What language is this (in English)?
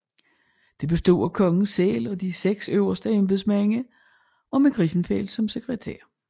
Danish